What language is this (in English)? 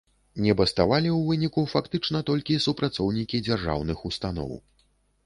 Belarusian